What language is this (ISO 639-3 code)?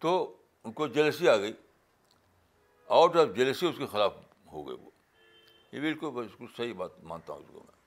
urd